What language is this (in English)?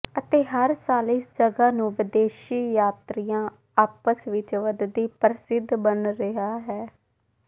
Punjabi